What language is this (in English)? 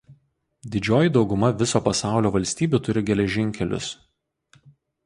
Lithuanian